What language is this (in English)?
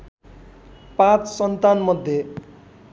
Nepali